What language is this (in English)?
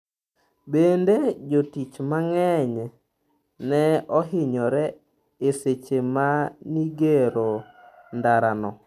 Luo (Kenya and Tanzania)